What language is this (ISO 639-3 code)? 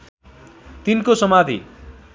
nep